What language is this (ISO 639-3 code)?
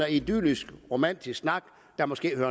dan